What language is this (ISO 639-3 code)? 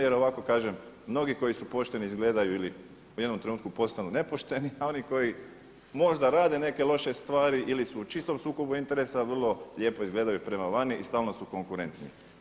hrv